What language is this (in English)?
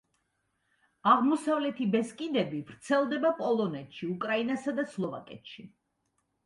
Georgian